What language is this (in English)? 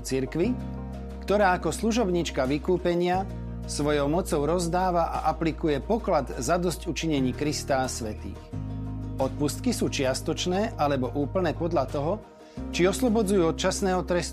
Slovak